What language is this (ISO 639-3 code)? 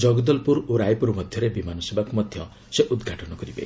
ori